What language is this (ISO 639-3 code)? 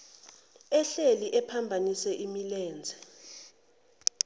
zul